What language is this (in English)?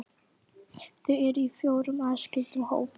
Icelandic